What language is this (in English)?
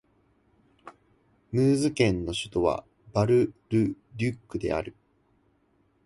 Japanese